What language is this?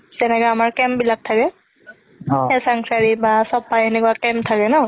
Assamese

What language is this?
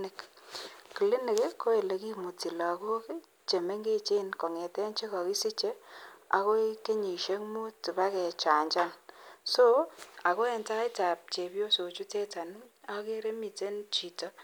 Kalenjin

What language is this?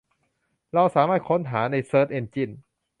Thai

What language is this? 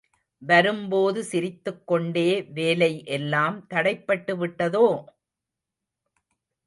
Tamil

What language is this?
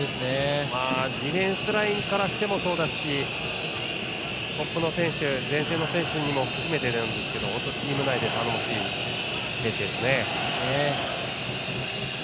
Japanese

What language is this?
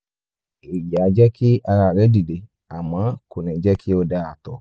Yoruba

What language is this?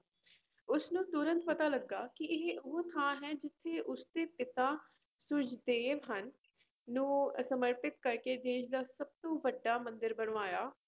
Punjabi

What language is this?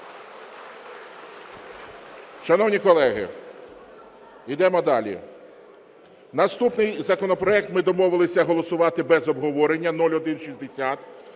Ukrainian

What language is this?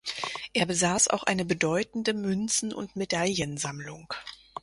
German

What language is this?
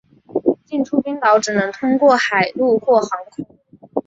Chinese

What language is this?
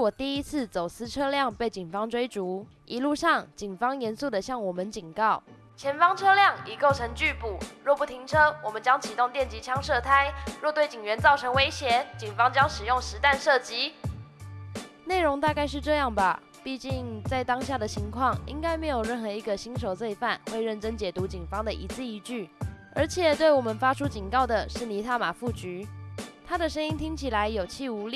Chinese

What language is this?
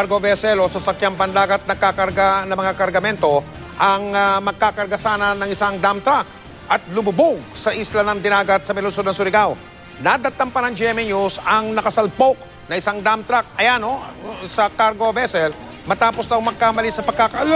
Filipino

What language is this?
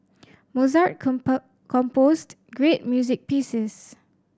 English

